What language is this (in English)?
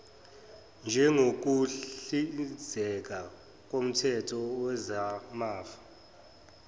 Zulu